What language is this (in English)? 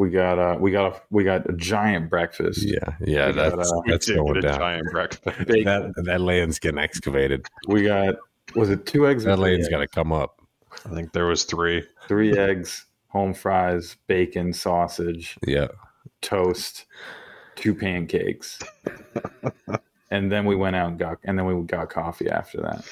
English